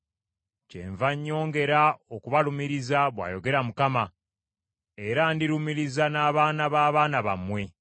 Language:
Ganda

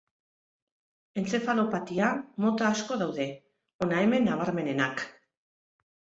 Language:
Basque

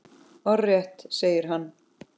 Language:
Icelandic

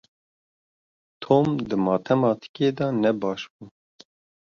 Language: Kurdish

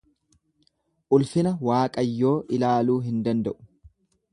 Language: Oromo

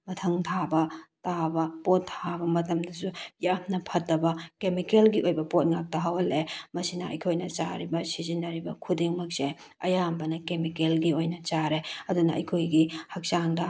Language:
Manipuri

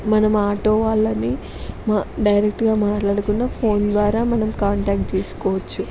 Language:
Telugu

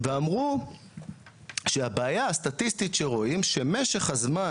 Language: Hebrew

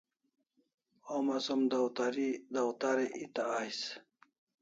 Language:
Kalasha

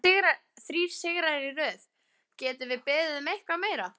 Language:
Icelandic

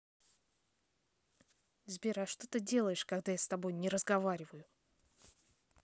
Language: Russian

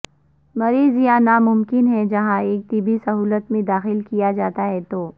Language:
Urdu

